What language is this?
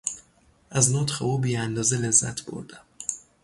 Persian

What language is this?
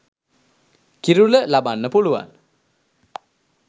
Sinhala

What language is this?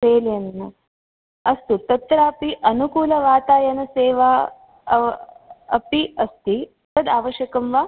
Sanskrit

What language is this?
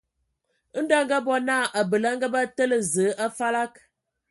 Ewondo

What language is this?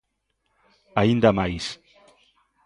Galician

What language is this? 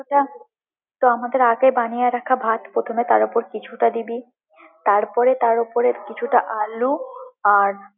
Bangla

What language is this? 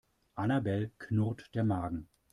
German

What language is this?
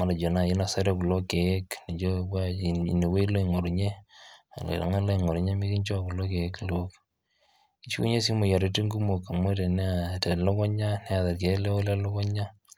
Masai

